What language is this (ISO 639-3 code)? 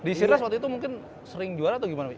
ind